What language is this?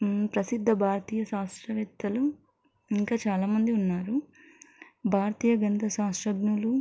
Telugu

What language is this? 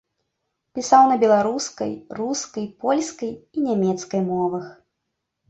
Belarusian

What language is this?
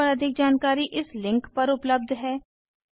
Hindi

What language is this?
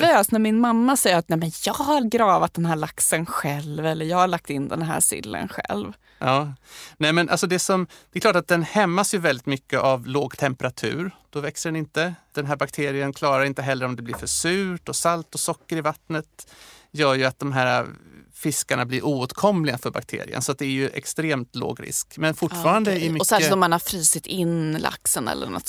Swedish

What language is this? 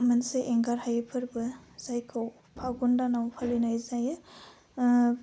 Bodo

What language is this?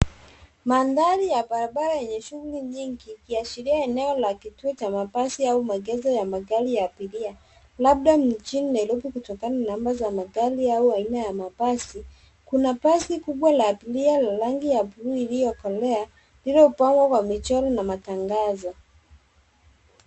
Swahili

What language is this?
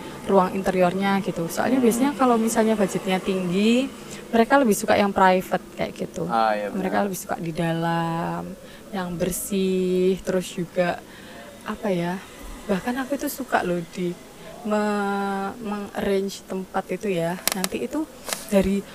Indonesian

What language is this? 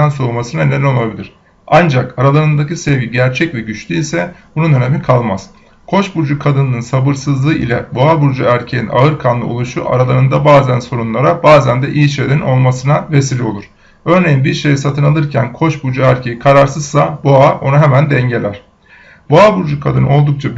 Turkish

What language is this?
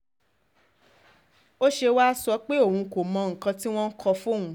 Yoruba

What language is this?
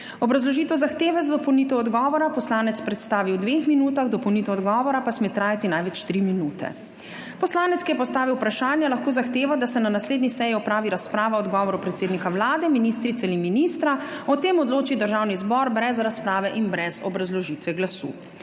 Slovenian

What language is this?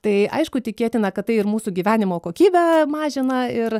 Lithuanian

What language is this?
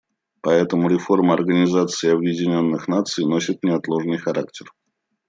Russian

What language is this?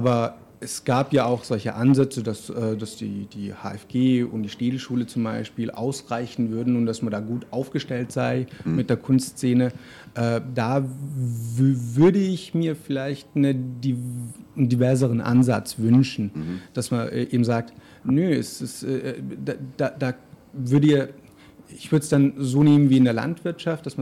German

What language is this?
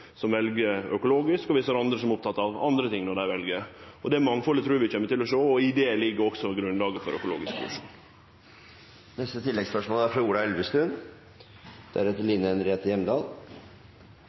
Norwegian Nynorsk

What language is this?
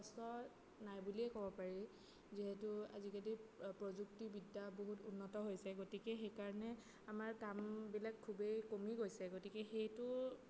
Assamese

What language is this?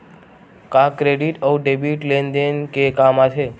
Chhattisgarhi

